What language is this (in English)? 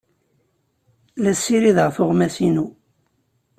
Kabyle